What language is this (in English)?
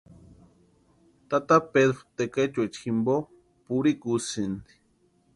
Western Highland Purepecha